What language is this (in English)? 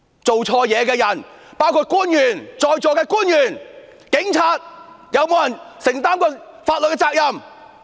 Cantonese